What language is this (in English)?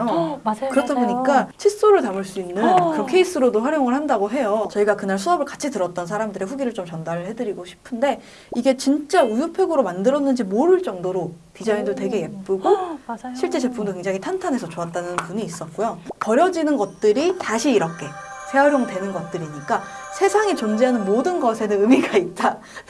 Korean